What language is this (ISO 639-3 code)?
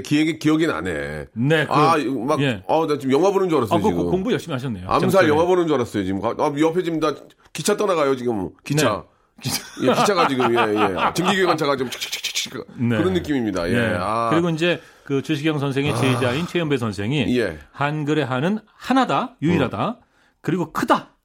kor